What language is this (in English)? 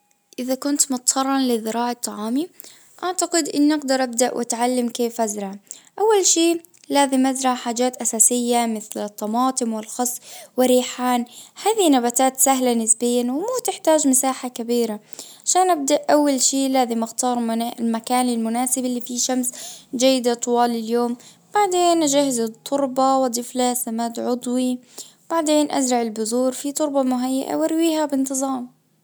Najdi Arabic